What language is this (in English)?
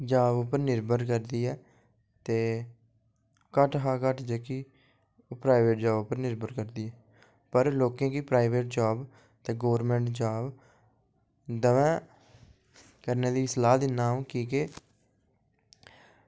Dogri